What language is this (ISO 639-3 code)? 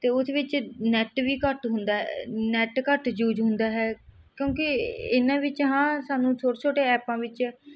pan